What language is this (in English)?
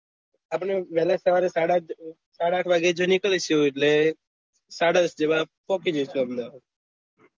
Gujarati